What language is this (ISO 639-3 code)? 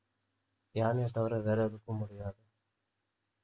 tam